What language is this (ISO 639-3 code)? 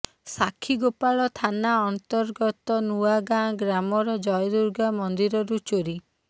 ori